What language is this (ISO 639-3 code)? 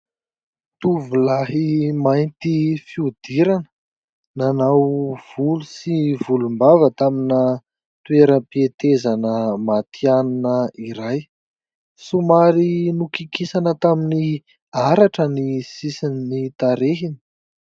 mlg